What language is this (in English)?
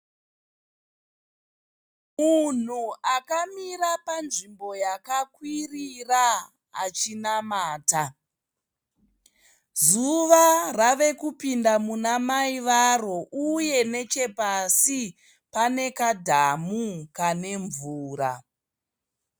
Shona